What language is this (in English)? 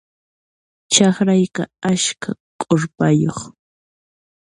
Puno Quechua